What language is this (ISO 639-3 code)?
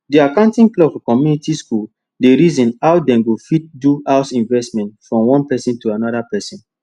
pcm